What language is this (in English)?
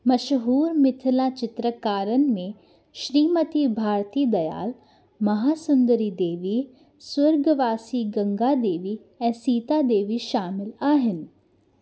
Sindhi